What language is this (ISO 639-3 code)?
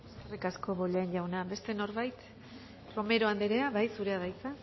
eus